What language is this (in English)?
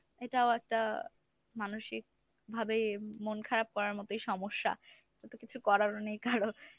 Bangla